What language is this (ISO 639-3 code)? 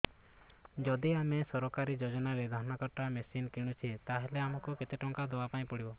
ori